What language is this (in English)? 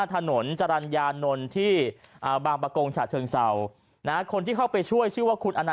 Thai